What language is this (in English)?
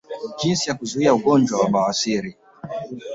Swahili